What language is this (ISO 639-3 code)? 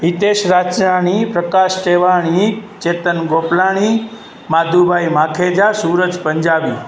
snd